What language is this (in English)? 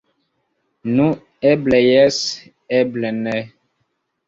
Esperanto